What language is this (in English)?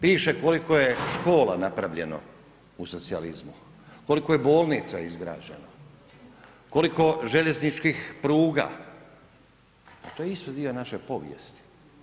Croatian